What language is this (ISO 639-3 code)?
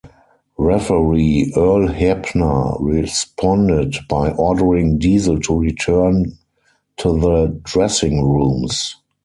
eng